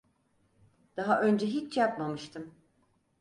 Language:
Turkish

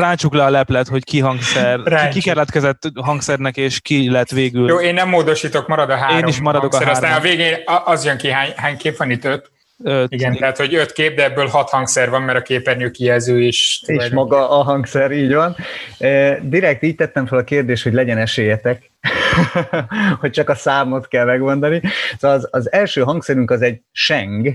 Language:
Hungarian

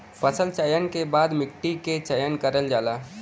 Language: Bhojpuri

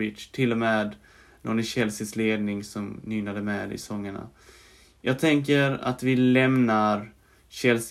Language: Swedish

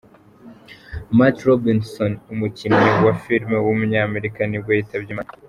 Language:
Kinyarwanda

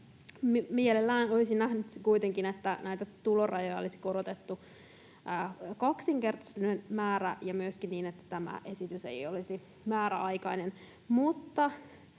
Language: Finnish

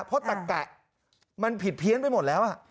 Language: Thai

